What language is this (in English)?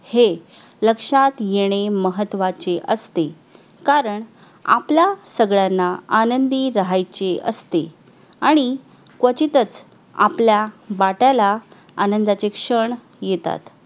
Marathi